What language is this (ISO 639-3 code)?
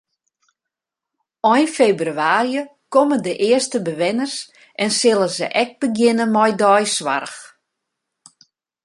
fry